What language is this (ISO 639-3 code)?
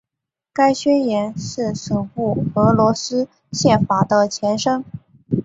zho